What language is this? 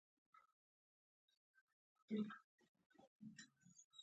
Pashto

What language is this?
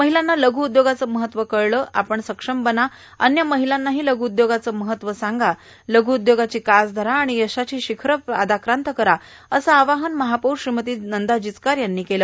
Marathi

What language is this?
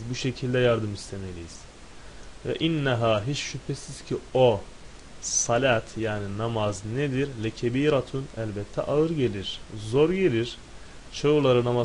Turkish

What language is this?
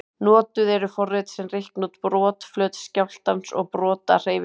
Icelandic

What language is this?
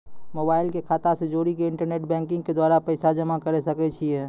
Maithili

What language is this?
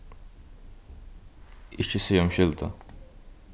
Faroese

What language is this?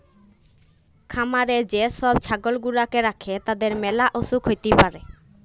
Bangla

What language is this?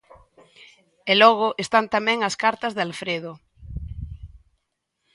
Galician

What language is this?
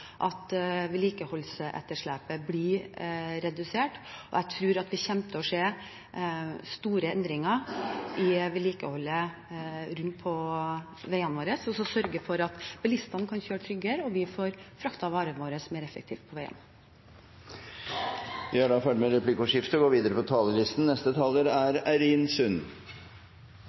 Norwegian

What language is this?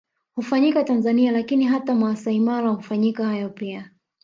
Swahili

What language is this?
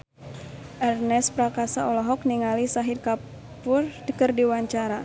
Sundanese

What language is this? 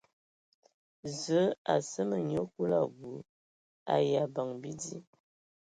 Ewondo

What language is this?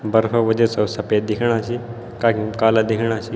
Garhwali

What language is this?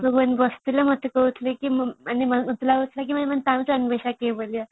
Odia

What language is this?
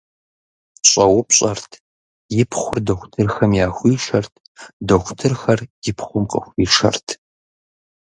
Kabardian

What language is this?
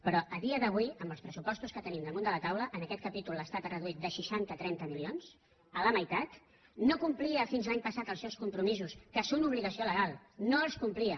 Catalan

